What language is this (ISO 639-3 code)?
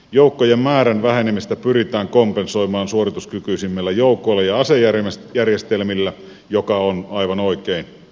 fin